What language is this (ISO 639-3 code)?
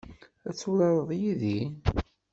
kab